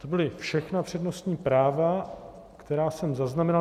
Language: Czech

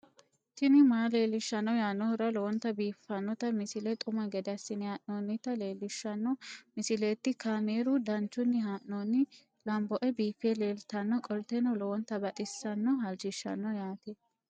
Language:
Sidamo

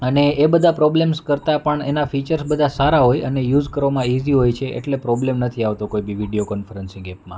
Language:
Gujarati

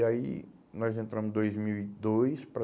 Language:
Portuguese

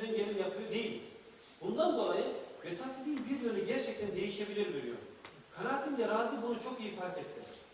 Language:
Turkish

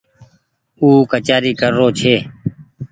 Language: Goaria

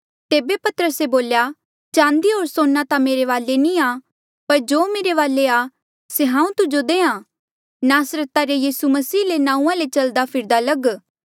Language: Mandeali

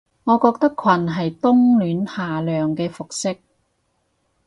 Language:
Cantonese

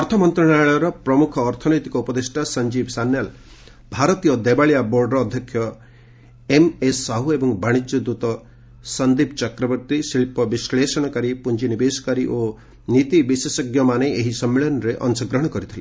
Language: Odia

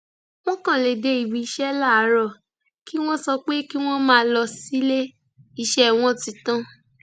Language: Yoruba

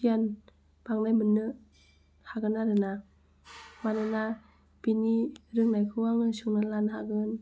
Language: Bodo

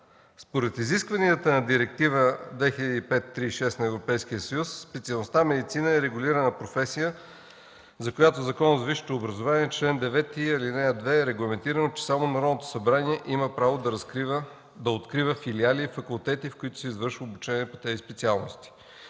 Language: Bulgarian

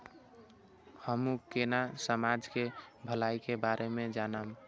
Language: Maithili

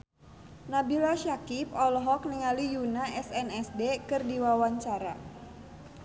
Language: Sundanese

